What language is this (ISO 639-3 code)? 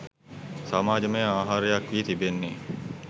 sin